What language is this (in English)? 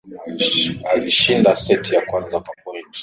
Swahili